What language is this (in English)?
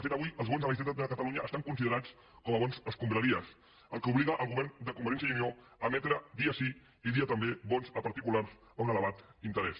Catalan